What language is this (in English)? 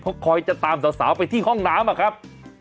Thai